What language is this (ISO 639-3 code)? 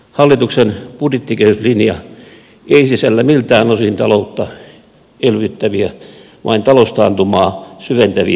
fin